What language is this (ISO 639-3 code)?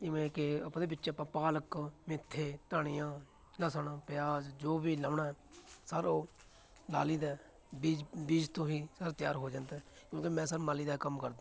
pan